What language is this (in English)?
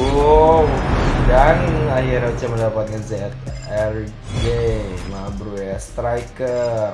Indonesian